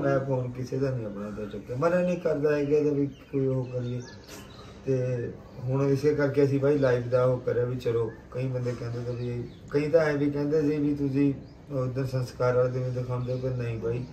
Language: Hindi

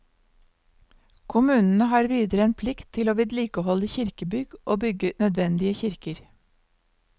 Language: Norwegian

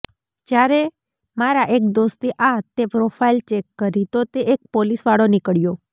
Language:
Gujarati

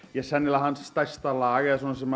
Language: Icelandic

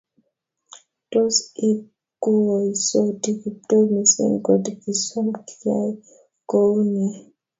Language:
Kalenjin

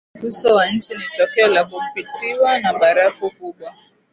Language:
Swahili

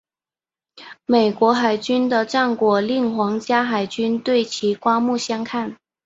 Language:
Chinese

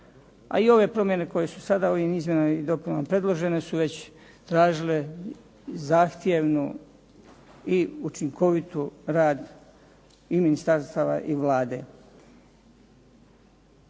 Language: Croatian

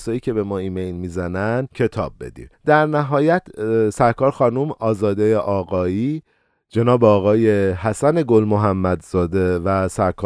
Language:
Persian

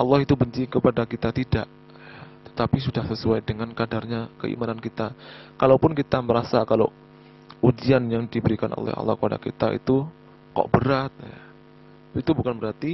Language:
Indonesian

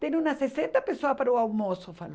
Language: Portuguese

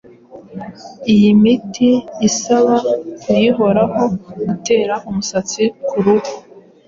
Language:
Kinyarwanda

